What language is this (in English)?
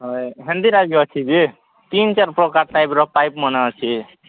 Odia